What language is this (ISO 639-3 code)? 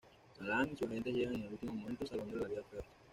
spa